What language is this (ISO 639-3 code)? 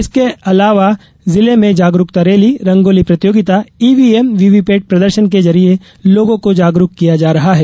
hin